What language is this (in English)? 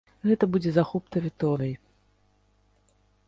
Belarusian